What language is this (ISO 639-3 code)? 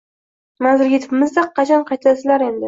uzb